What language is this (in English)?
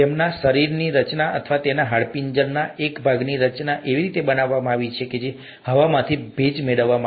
Gujarati